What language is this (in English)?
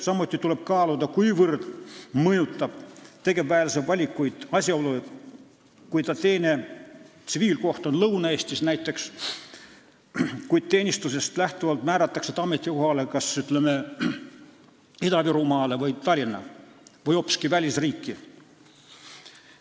Estonian